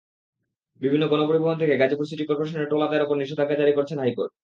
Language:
Bangla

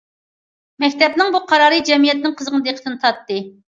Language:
Uyghur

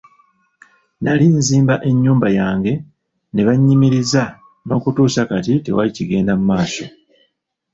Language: Ganda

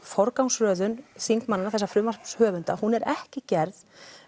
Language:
Icelandic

